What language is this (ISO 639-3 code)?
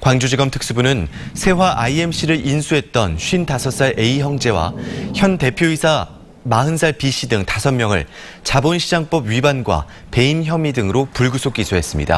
kor